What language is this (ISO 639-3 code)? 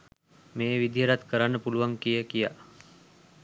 sin